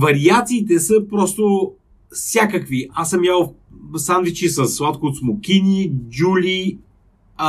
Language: Bulgarian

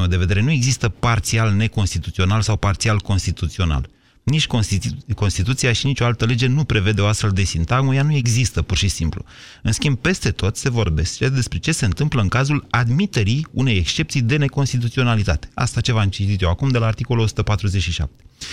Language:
Romanian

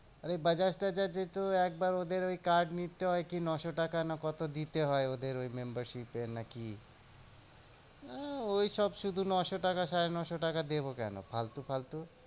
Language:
Bangla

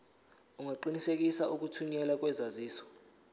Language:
Zulu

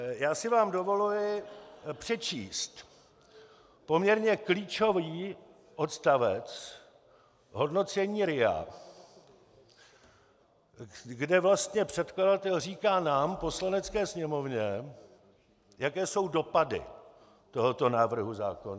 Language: Czech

